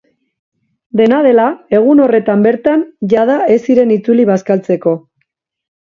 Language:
Basque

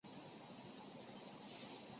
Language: Chinese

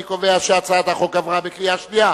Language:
Hebrew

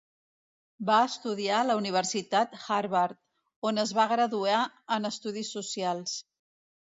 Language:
Catalan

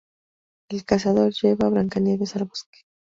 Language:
Spanish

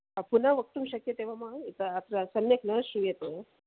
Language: Sanskrit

